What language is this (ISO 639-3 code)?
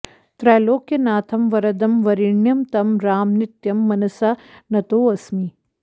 san